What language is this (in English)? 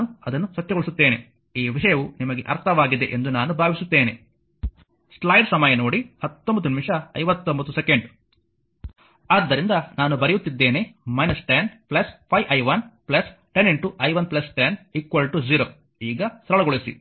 Kannada